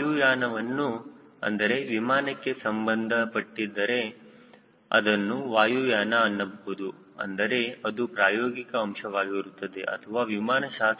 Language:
Kannada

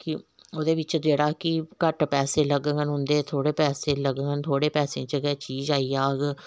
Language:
Dogri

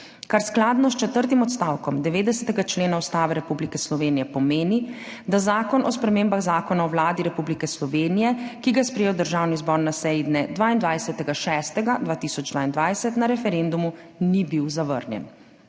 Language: Slovenian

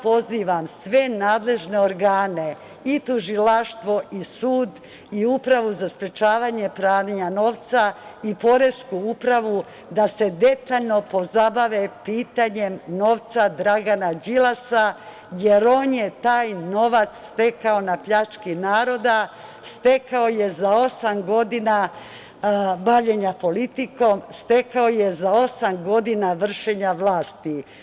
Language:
Serbian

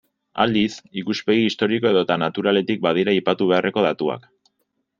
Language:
Basque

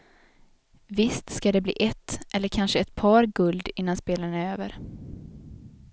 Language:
Swedish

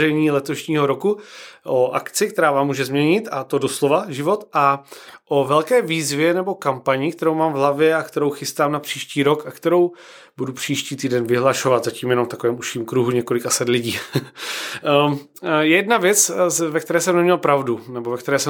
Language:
Czech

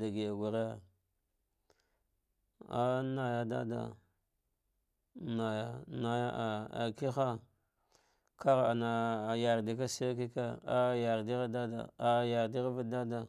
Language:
Dghwede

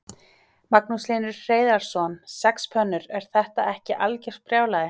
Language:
Icelandic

